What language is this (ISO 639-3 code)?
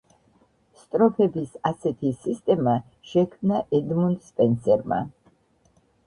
kat